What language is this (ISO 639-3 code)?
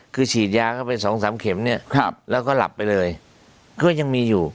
tha